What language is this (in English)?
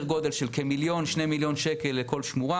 Hebrew